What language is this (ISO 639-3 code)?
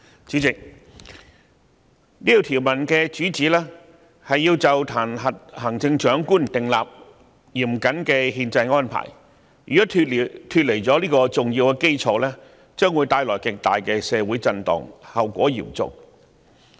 yue